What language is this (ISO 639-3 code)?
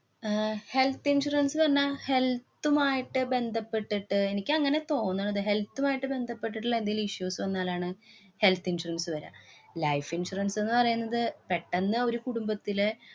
mal